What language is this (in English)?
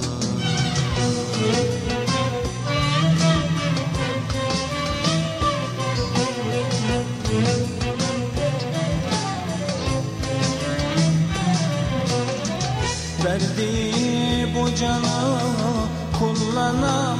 Turkish